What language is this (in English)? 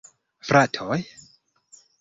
Esperanto